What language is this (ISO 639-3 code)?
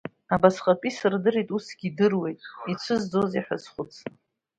abk